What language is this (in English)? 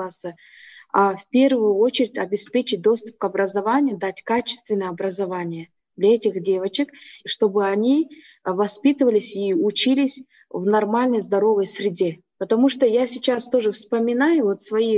Russian